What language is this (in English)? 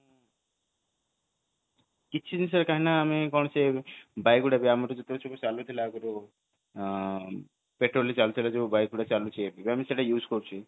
Odia